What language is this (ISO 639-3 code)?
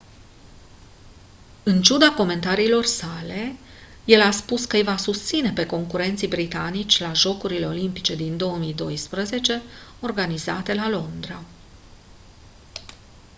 ron